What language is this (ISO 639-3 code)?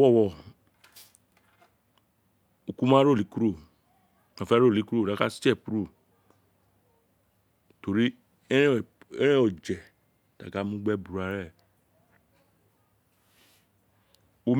its